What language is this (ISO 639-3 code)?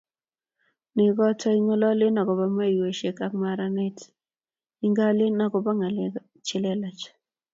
kln